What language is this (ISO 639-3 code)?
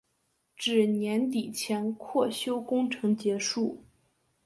zho